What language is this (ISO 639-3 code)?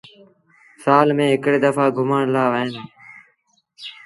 sbn